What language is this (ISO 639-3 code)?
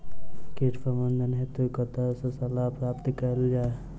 mai